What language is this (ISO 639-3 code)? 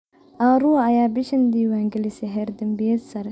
som